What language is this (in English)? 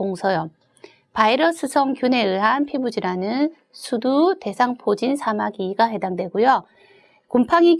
Korean